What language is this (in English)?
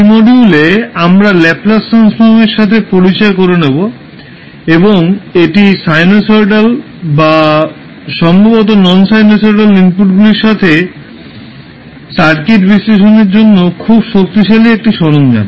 Bangla